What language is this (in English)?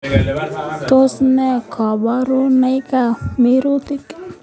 Kalenjin